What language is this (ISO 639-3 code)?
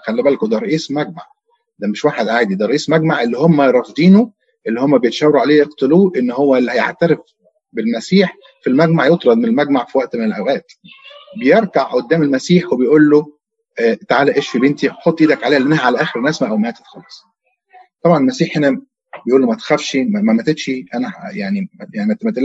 ara